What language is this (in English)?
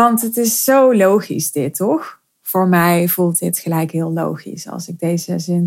Dutch